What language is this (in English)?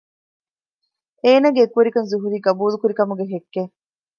Divehi